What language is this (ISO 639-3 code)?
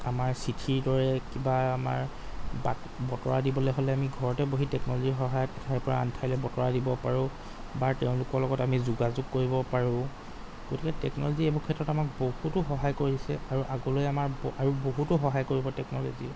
asm